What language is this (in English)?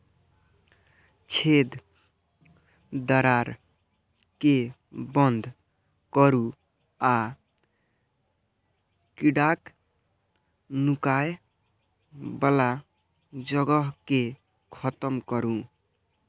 Maithili